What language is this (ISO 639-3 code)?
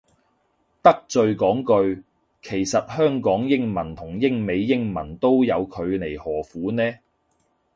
yue